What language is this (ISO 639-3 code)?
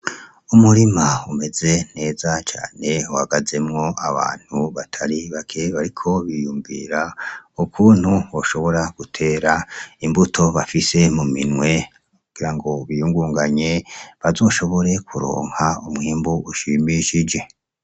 run